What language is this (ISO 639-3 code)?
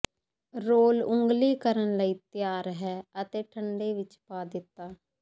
pan